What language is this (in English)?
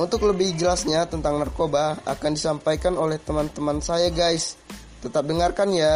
Indonesian